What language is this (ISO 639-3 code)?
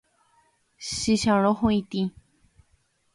grn